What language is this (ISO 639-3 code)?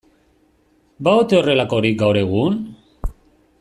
eus